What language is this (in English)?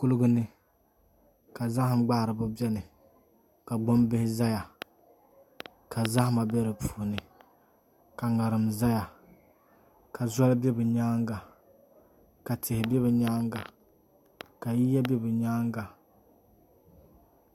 Dagbani